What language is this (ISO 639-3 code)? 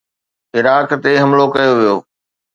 snd